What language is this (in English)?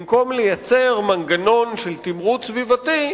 Hebrew